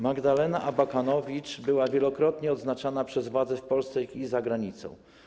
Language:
Polish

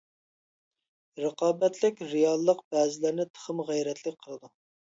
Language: Uyghur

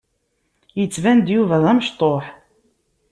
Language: Kabyle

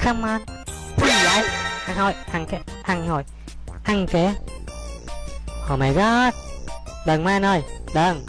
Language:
Vietnamese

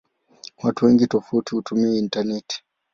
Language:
Swahili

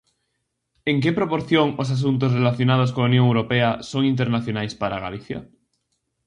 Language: Galician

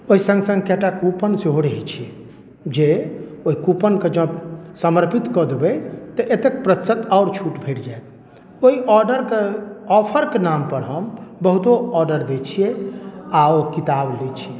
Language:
Maithili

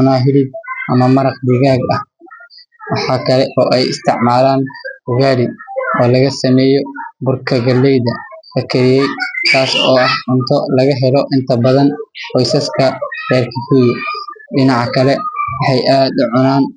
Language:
Somali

